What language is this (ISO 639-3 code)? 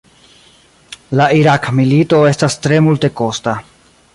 epo